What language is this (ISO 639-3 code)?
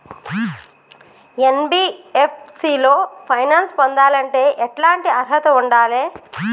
tel